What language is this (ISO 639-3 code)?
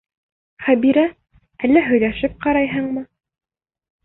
bak